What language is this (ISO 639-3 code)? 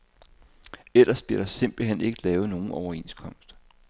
dan